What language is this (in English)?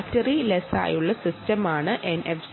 Malayalam